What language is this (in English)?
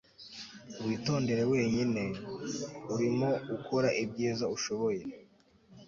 Kinyarwanda